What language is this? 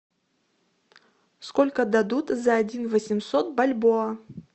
Russian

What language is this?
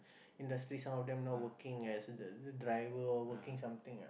English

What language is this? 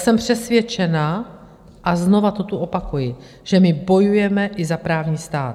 Czech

